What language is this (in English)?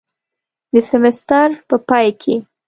Pashto